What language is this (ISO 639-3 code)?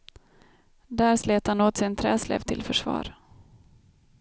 swe